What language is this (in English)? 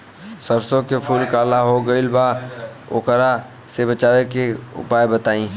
Bhojpuri